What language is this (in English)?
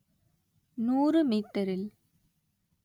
Tamil